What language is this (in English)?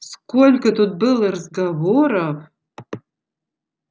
Russian